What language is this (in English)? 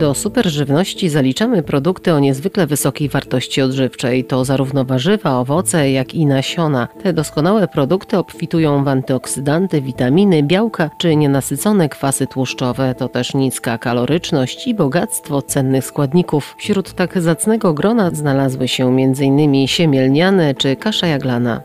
Polish